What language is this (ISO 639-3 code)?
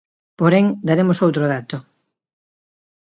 glg